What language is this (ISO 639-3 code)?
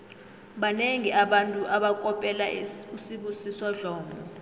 nbl